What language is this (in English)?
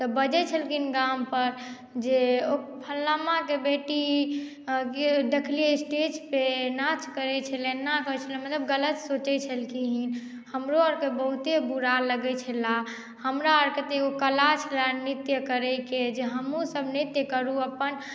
Maithili